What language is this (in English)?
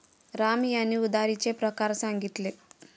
Marathi